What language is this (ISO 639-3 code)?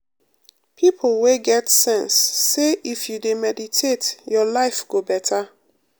pcm